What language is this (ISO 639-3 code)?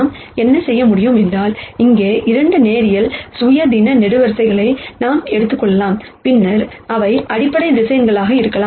tam